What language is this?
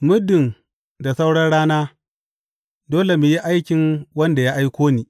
Hausa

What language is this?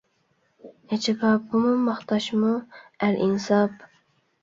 Uyghur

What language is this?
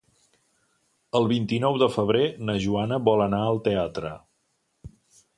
Catalan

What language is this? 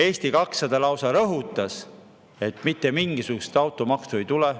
Estonian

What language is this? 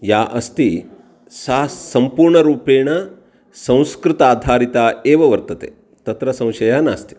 Sanskrit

